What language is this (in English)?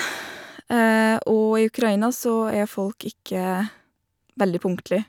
Norwegian